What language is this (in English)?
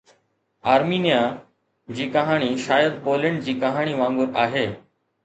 Sindhi